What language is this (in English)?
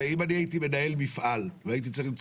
Hebrew